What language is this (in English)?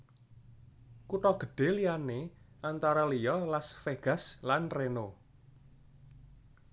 Javanese